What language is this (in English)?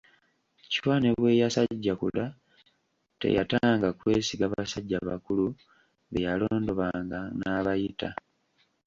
Ganda